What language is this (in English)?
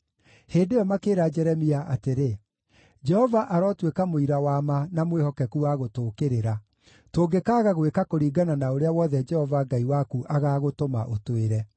Kikuyu